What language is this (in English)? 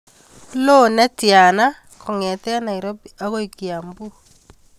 Kalenjin